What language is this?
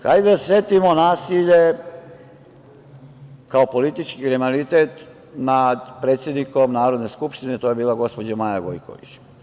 Serbian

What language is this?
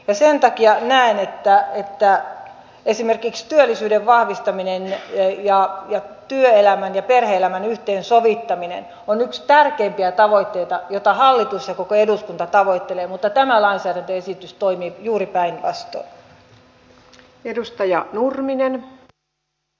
Finnish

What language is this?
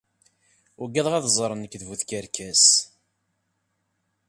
Kabyle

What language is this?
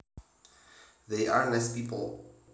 Javanese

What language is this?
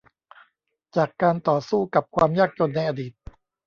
Thai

